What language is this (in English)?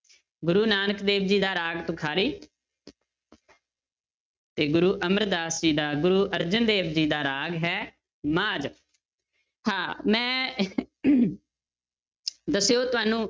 Punjabi